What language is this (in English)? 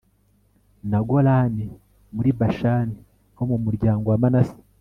Kinyarwanda